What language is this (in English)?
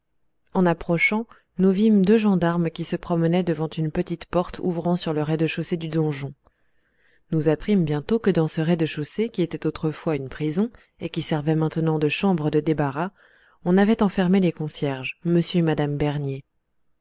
French